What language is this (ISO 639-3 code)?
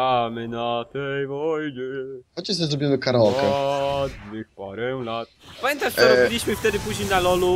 pol